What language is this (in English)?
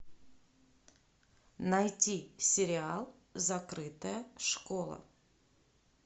Russian